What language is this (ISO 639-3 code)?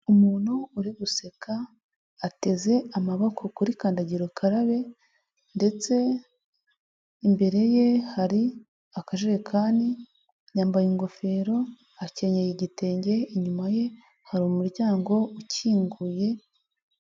kin